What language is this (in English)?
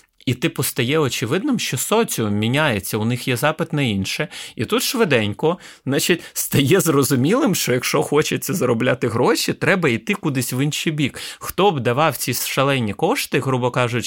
Ukrainian